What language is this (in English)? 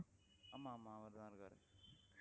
Tamil